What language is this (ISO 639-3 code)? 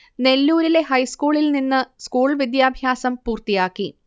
mal